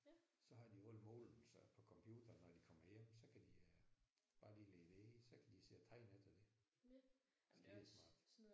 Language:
Danish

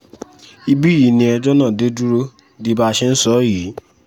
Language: Yoruba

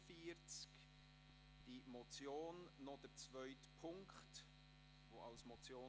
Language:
Swiss German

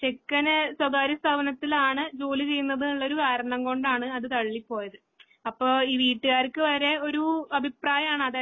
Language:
Malayalam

